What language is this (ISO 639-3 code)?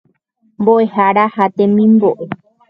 grn